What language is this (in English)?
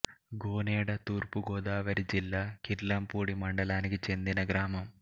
Telugu